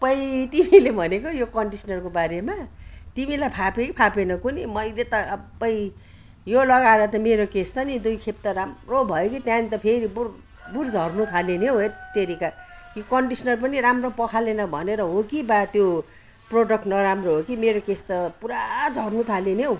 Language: Nepali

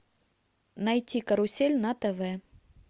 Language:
Russian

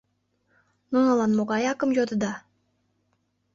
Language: Mari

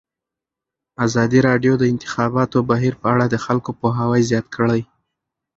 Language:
Pashto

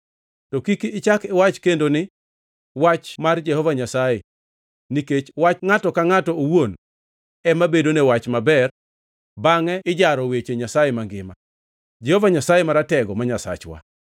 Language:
Luo (Kenya and Tanzania)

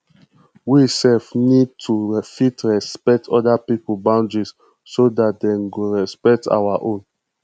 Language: Nigerian Pidgin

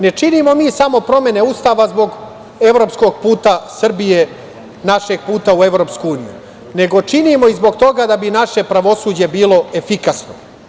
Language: Serbian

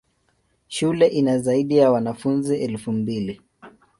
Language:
Swahili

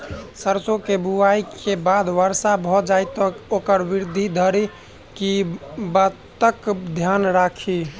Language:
Maithili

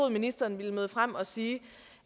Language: Danish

